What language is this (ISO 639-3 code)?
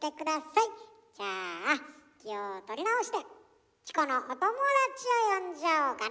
jpn